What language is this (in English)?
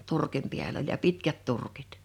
Finnish